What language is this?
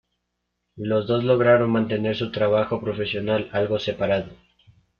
Spanish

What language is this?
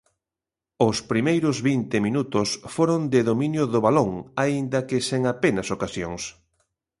Galician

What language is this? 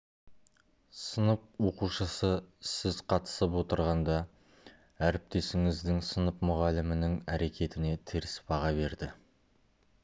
Kazakh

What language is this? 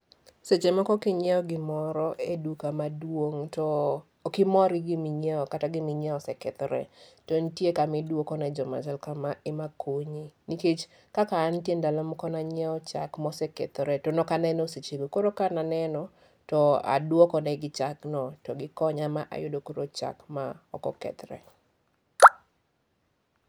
Luo (Kenya and Tanzania)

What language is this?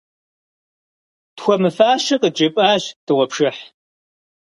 Kabardian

